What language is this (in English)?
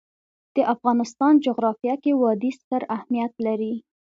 Pashto